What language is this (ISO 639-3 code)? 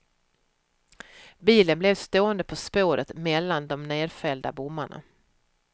swe